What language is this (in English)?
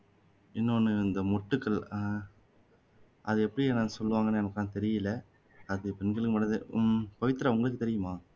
Tamil